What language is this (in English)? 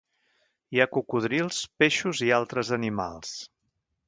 Catalan